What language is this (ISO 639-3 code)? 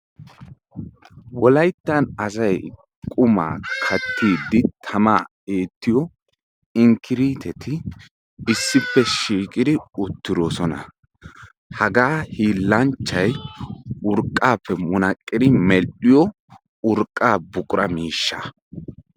wal